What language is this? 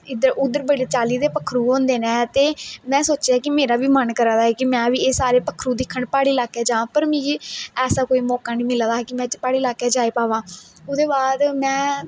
Dogri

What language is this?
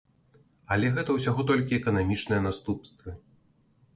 Belarusian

